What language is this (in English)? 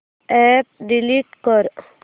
Marathi